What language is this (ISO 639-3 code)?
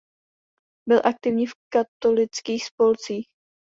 ces